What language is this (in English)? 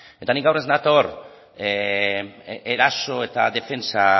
Basque